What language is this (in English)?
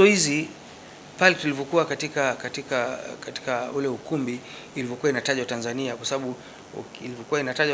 Swahili